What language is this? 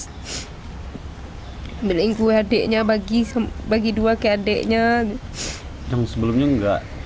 Indonesian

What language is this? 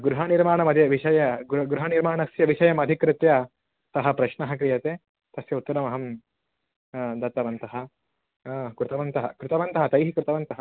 Sanskrit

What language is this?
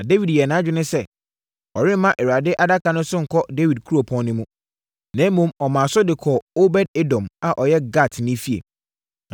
Akan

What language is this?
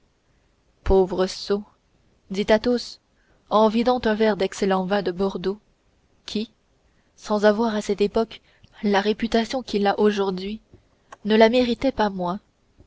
French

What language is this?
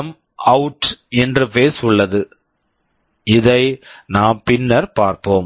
Tamil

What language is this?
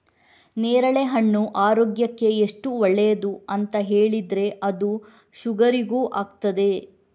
Kannada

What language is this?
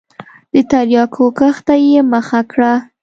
Pashto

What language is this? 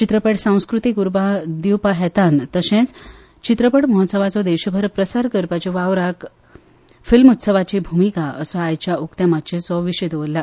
Konkani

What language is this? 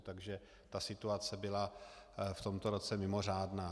Czech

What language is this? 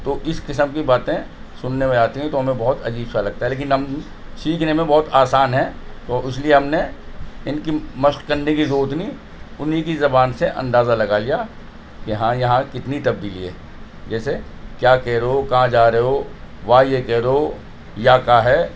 Urdu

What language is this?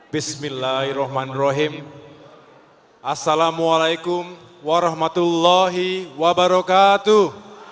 Indonesian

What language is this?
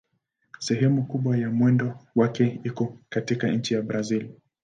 Swahili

